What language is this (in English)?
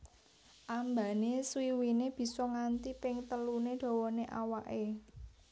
Javanese